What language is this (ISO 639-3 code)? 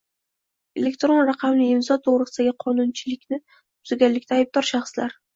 uzb